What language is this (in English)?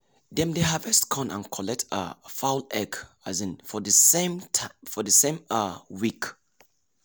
Nigerian Pidgin